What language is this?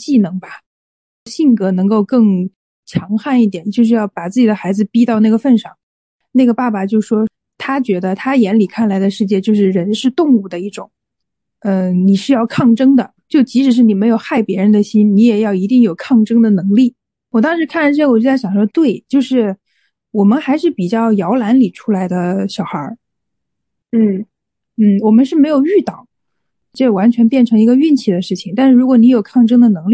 Chinese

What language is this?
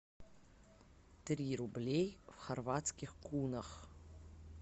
Russian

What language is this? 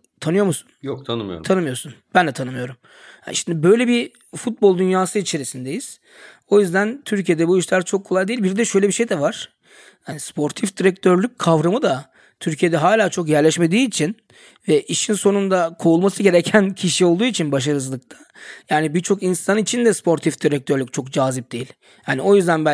Turkish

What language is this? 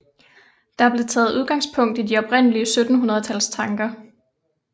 Danish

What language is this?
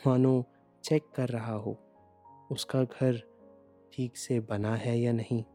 Hindi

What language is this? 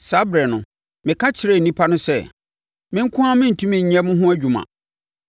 Akan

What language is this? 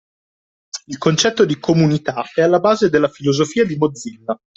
Italian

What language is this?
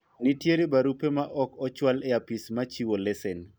Luo (Kenya and Tanzania)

